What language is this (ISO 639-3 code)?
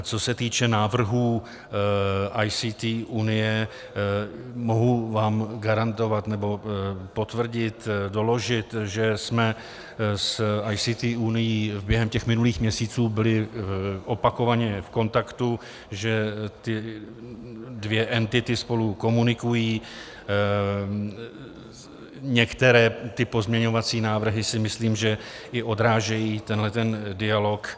ces